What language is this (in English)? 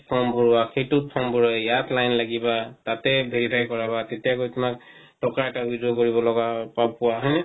Assamese